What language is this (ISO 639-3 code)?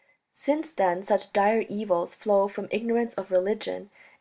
eng